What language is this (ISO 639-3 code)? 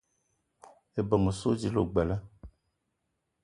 eto